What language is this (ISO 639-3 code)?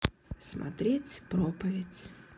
rus